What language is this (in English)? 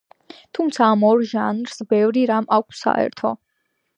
Georgian